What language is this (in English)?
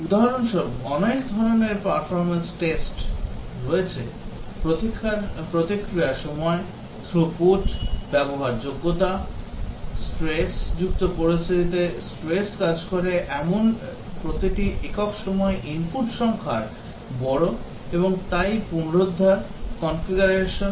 Bangla